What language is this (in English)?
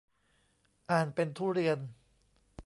Thai